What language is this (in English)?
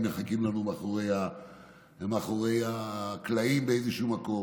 Hebrew